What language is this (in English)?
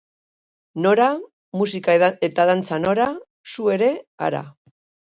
Basque